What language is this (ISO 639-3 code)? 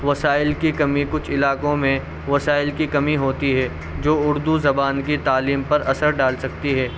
urd